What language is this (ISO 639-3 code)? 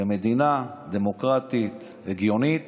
heb